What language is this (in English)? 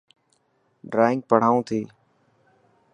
Dhatki